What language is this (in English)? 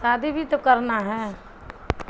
Urdu